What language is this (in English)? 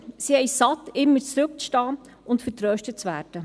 Swiss German